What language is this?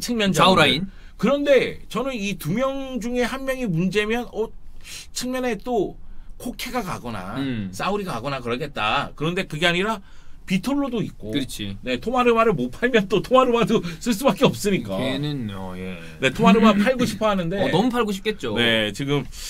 Korean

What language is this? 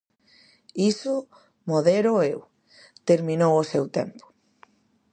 Galician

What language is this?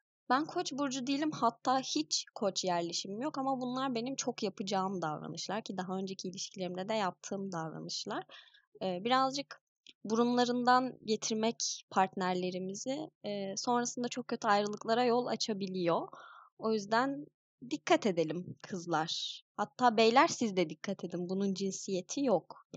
Turkish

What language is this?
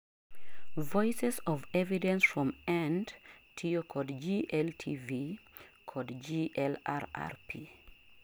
Luo (Kenya and Tanzania)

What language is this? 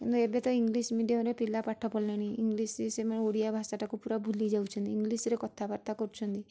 Odia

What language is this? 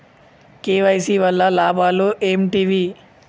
Telugu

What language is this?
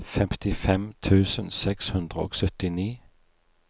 Norwegian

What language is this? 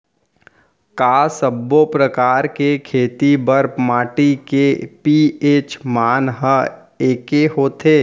Chhattisgarhi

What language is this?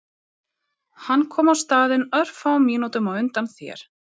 Icelandic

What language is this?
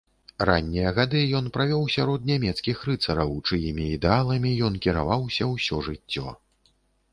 Belarusian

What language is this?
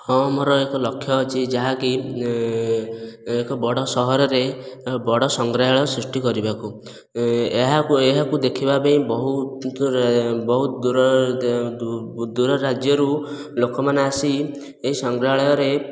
Odia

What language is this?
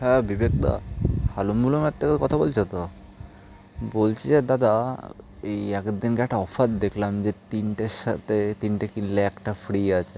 Bangla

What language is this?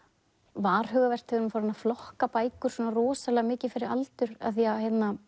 Icelandic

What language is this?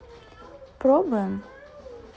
Russian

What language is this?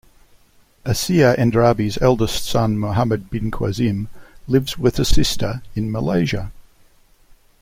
English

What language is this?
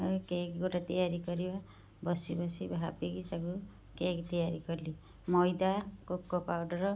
Odia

